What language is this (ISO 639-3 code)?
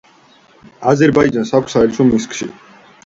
kat